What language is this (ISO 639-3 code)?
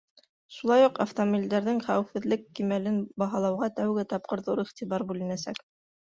bak